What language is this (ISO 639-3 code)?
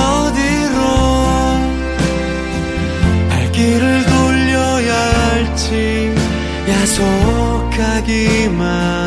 kor